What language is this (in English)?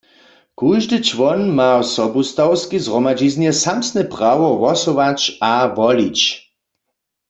Upper Sorbian